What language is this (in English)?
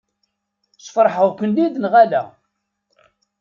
Kabyle